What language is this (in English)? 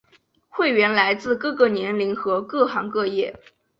Chinese